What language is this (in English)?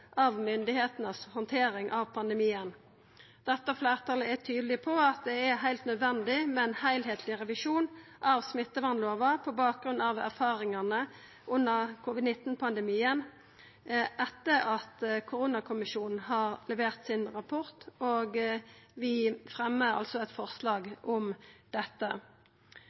Norwegian Nynorsk